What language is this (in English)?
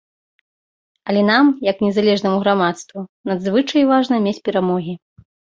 Belarusian